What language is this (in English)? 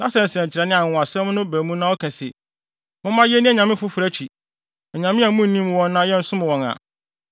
Akan